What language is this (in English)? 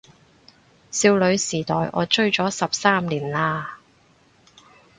Cantonese